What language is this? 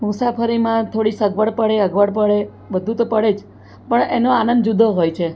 Gujarati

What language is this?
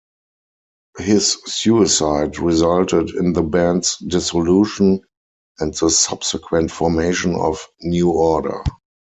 English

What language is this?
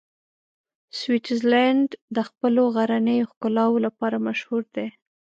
Pashto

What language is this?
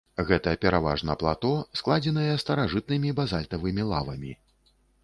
Belarusian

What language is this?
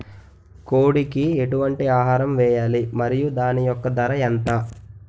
Telugu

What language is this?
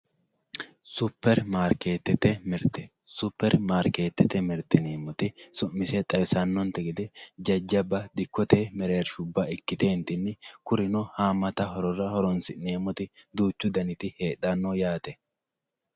Sidamo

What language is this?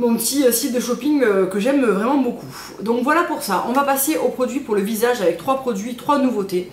French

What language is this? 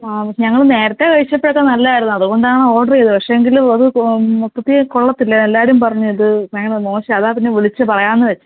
Malayalam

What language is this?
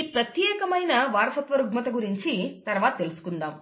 Telugu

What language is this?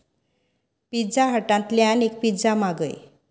Konkani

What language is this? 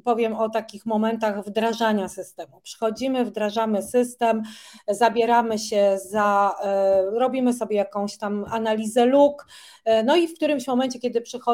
Polish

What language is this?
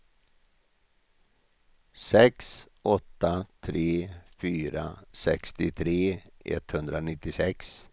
Swedish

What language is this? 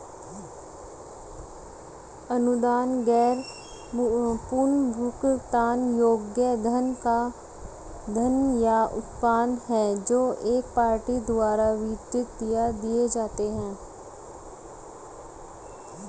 Hindi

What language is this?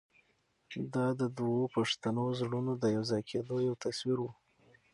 Pashto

